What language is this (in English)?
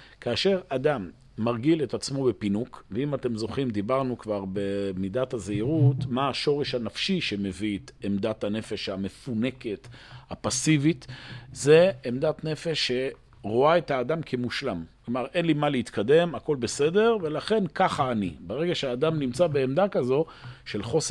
Hebrew